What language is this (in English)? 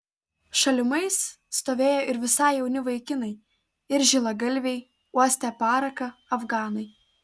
Lithuanian